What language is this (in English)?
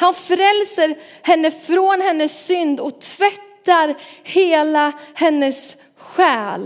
Swedish